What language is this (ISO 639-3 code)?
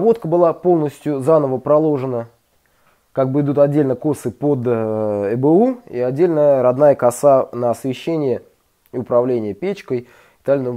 rus